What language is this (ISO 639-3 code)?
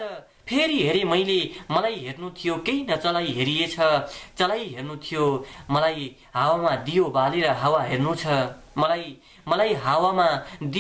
por